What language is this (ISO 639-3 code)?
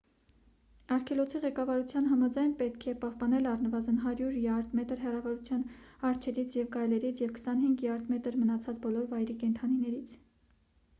hye